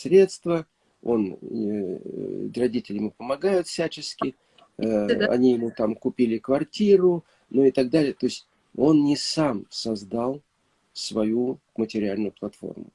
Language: Russian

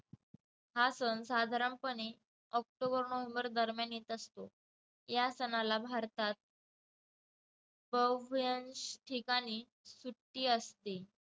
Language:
Marathi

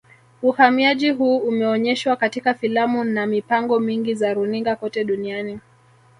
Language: Swahili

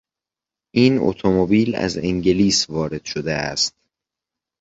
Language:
Persian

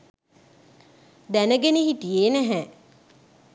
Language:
Sinhala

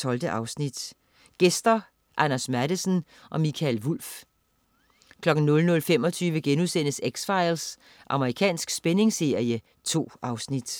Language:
Danish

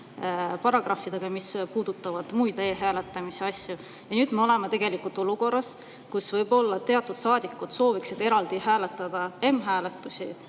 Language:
Estonian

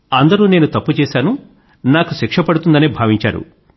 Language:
Telugu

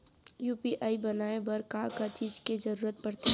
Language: Chhattisgarhi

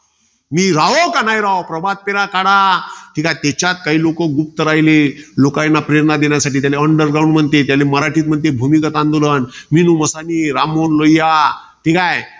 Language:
Marathi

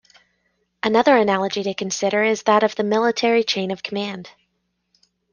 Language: English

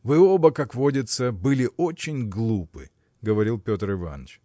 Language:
Russian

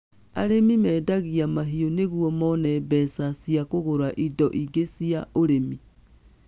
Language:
Kikuyu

